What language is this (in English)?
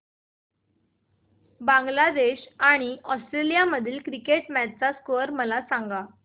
Marathi